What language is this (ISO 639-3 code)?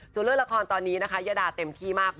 tha